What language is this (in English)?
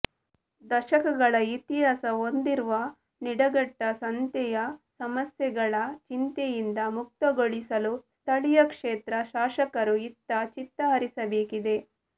Kannada